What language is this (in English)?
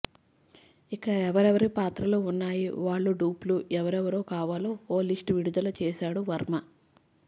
Telugu